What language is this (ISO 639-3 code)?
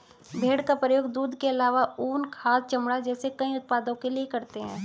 hin